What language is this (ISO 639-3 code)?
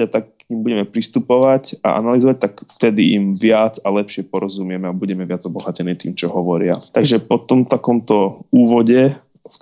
slk